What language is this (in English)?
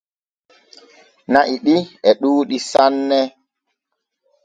Borgu Fulfulde